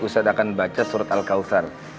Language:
Indonesian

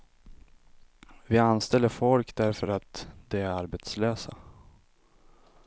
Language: Swedish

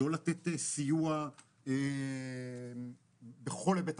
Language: Hebrew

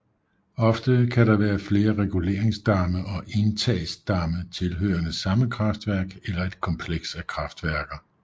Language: Danish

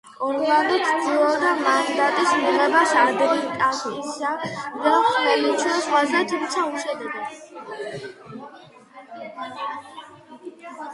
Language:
Georgian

